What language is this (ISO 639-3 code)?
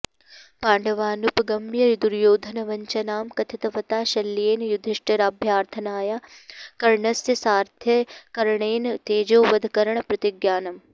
san